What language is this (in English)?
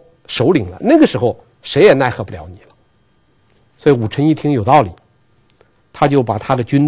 Chinese